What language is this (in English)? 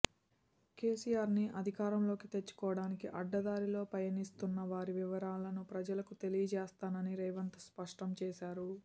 Telugu